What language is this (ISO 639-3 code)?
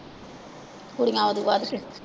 pan